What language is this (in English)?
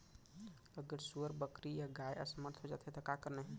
Chhattisgarhi